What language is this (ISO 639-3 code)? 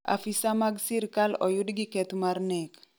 luo